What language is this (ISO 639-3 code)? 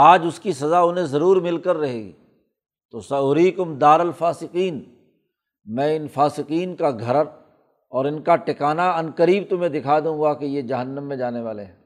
urd